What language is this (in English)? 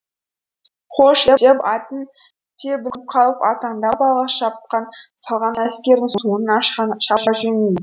Kazakh